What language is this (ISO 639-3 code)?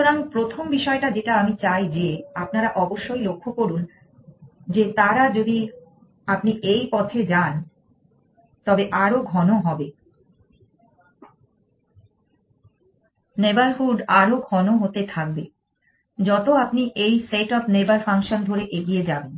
ben